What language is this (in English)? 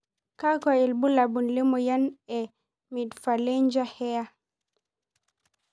Masai